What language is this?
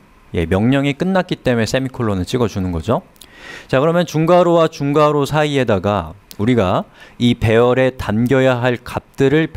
Korean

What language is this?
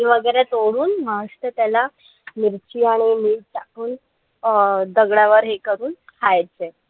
Marathi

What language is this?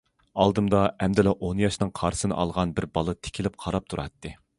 Uyghur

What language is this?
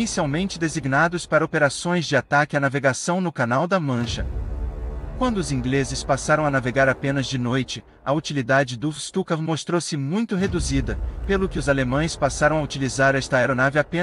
Portuguese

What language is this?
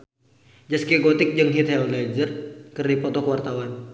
Sundanese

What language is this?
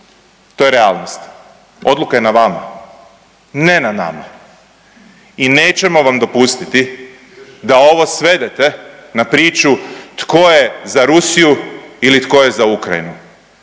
Croatian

